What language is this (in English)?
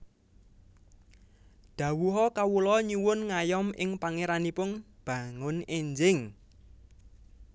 Javanese